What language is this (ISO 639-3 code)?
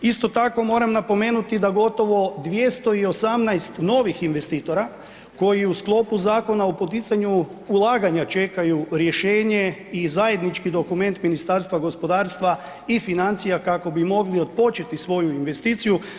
hrv